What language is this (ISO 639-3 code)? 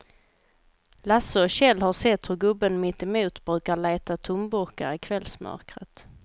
swe